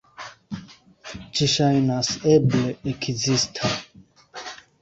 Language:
Esperanto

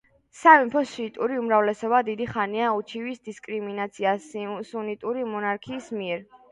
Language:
Georgian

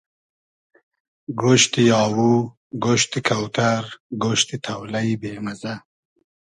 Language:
Hazaragi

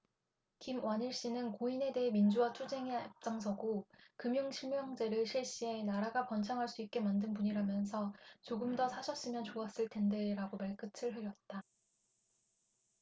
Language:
Korean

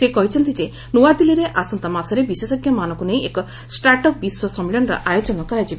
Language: Odia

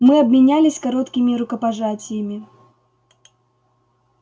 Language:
Russian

